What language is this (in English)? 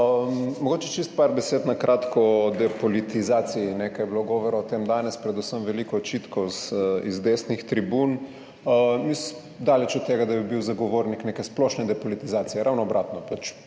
Slovenian